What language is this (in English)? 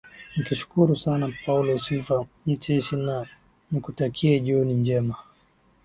Swahili